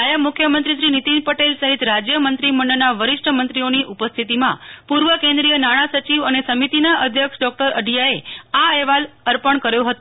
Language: Gujarati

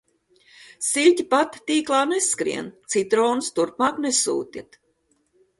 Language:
Latvian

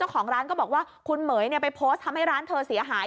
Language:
Thai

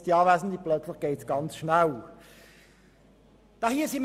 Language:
Swiss German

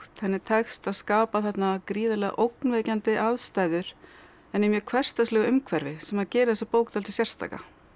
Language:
Icelandic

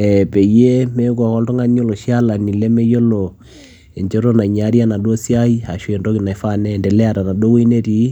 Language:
Masai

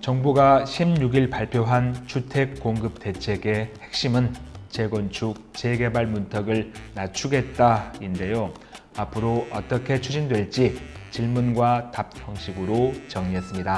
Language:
Korean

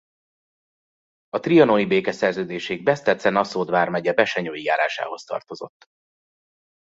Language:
Hungarian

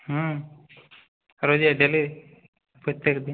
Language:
Bangla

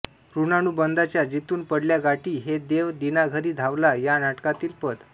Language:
Marathi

